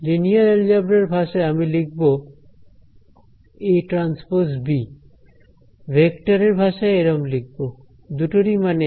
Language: Bangla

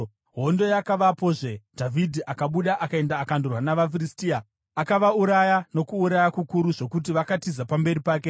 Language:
Shona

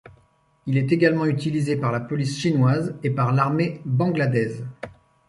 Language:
French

